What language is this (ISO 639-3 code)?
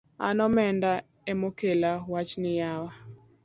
luo